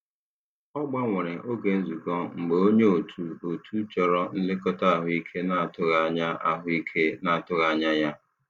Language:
Igbo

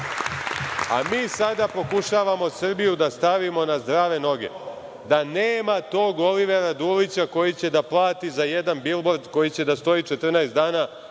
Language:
Serbian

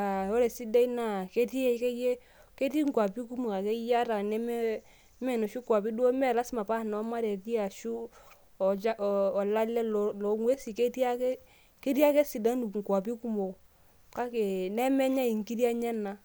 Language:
Masai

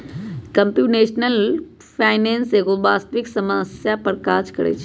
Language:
Magahi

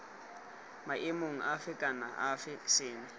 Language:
Tswana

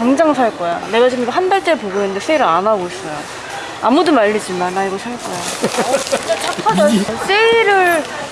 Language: Korean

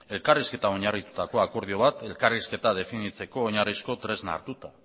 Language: Basque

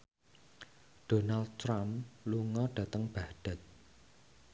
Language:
Javanese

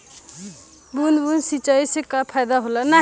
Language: Bhojpuri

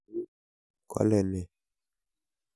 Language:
Kalenjin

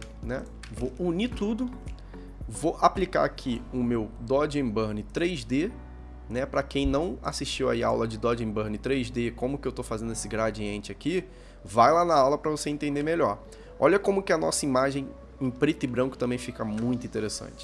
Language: Portuguese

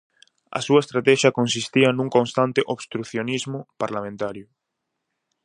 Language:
Galician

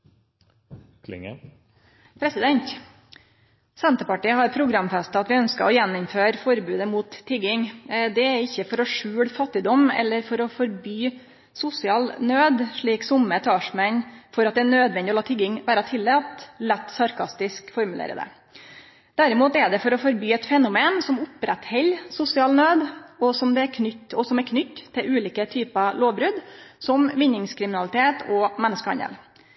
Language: Norwegian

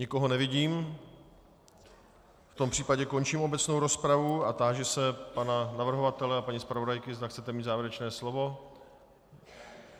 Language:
Czech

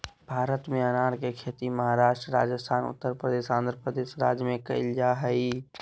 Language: Magahi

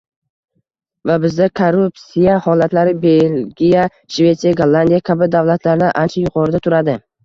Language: Uzbek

